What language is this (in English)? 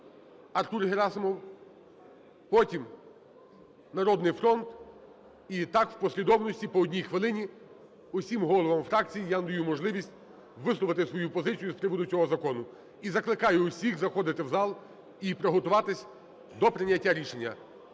Ukrainian